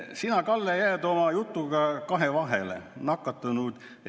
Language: Estonian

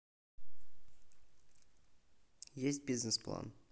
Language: Russian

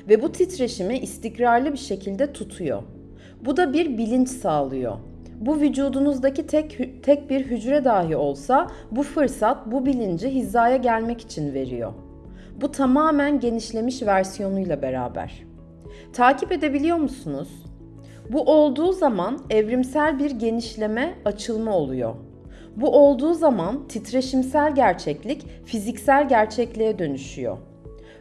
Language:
Turkish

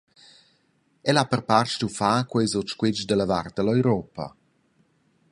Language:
Romansh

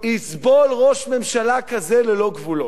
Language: Hebrew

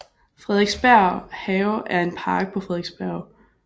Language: Danish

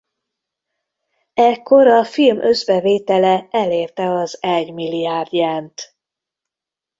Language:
Hungarian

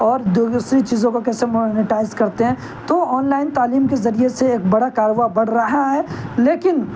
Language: Urdu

